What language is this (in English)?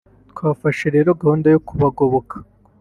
Kinyarwanda